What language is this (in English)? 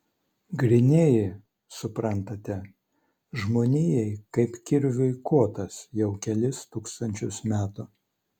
Lithuanian